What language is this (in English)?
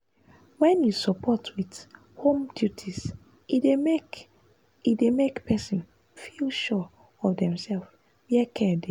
Nigerian Pidgin